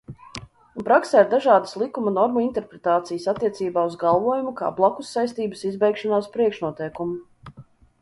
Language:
Latvian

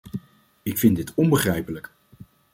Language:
Dutch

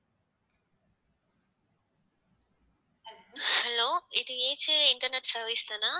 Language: Tamil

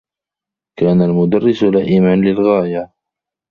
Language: Arabic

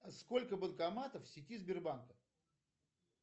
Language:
Russian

